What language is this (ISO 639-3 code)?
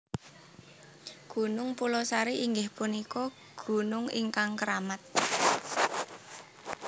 jav